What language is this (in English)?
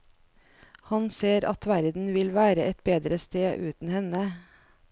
Norwegian